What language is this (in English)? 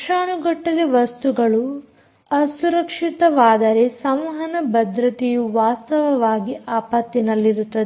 Kannada